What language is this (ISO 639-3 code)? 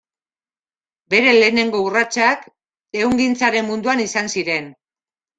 eus